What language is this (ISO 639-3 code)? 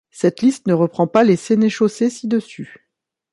fra